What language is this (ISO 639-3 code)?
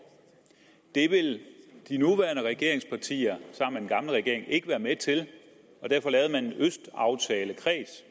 dan